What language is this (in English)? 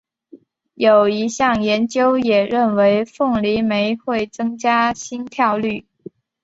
Chinese